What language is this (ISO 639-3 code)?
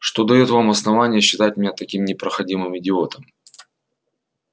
rus